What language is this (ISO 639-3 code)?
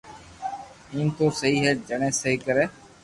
lrk